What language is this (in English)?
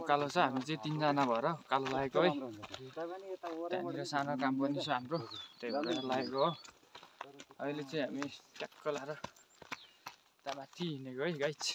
Indonesian